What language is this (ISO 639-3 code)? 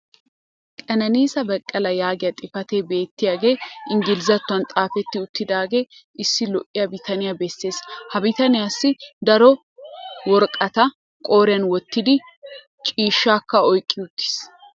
wal